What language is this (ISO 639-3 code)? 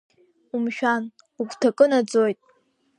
abk